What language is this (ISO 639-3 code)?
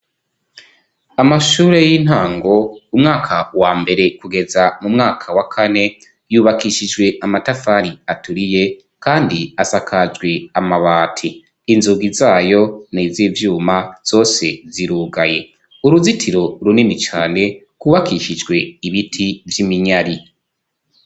run